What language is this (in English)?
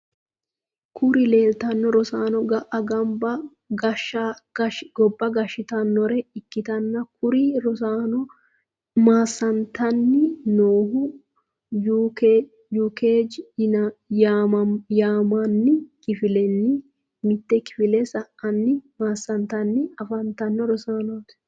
Sidamo